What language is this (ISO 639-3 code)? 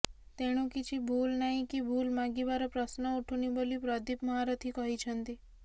ori